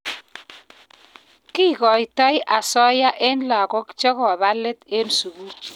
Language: Kalenjin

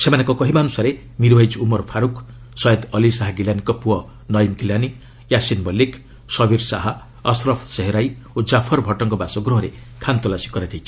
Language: Odia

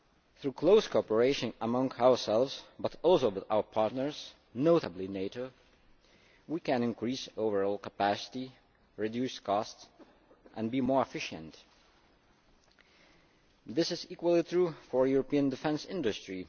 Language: English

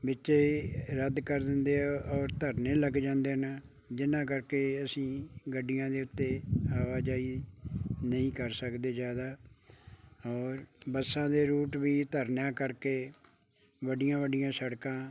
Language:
Punjabi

